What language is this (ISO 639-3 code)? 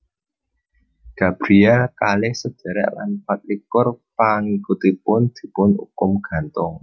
jav